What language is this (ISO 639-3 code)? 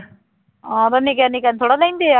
pan